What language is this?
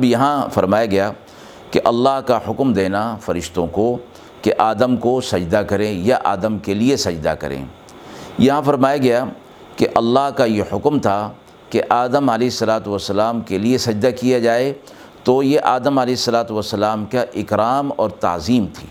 Urdu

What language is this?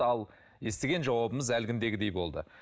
Kazakh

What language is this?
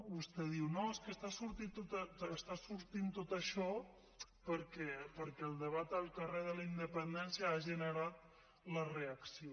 Catalan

